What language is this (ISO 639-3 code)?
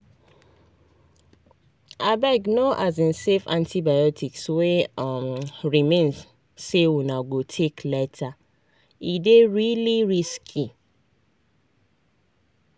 pcm